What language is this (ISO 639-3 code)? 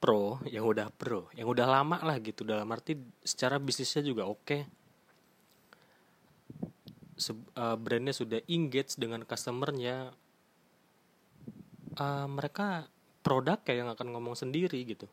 ind